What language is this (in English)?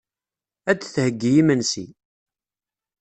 Kabyle